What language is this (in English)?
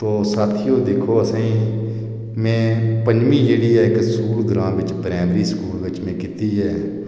Dogri